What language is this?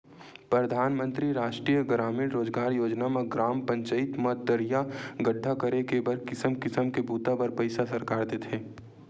Chhattisgarhi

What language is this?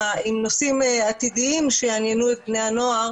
Hebrew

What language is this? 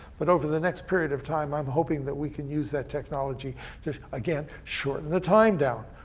English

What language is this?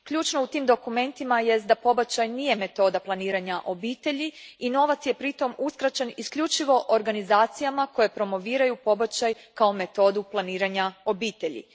Croatian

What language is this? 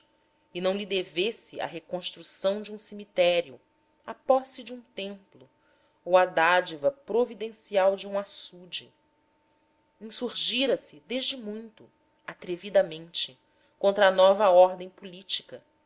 Portuguese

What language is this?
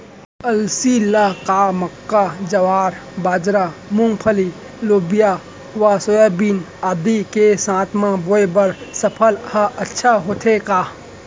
Chhattisgarhi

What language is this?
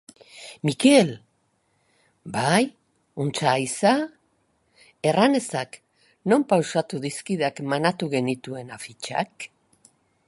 Basque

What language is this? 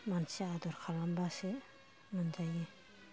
Bodo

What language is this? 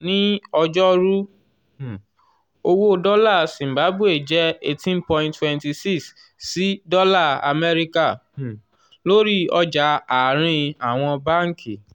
Yoruba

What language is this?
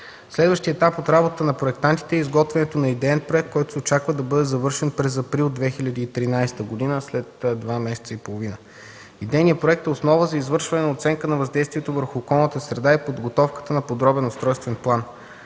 Bulgarian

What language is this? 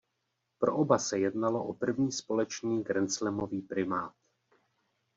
Czech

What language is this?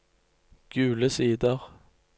Norwegian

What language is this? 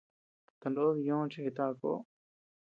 Tepeuxila Cuicatec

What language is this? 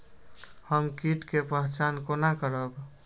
Maithili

